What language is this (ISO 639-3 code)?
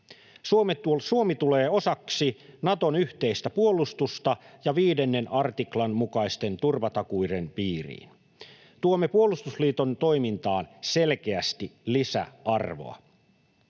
fin